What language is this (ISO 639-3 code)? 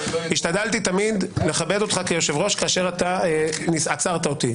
heb